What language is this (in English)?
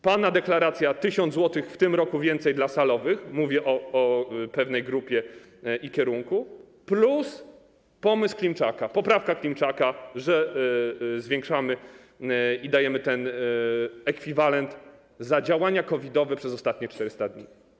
Polish